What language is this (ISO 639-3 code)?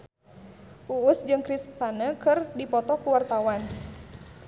sun